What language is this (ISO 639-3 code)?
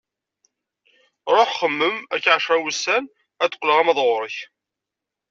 kab